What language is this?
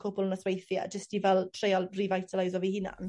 Welsh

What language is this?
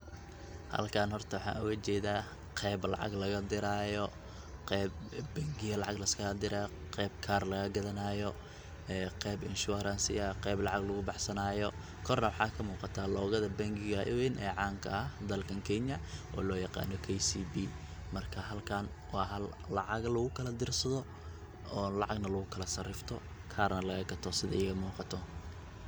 Somali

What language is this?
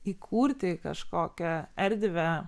Lithuanian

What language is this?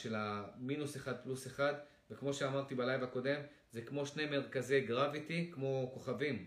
Hebrew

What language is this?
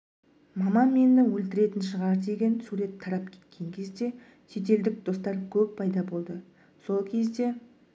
Kazakh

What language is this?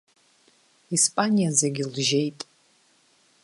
Abkhazian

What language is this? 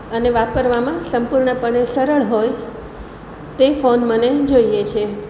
Gujarati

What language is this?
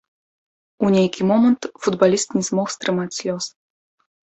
Belarusian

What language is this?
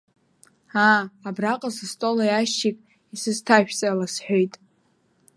Abkhazian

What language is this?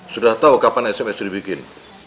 Indonesian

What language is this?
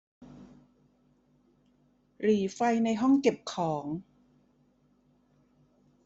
Thai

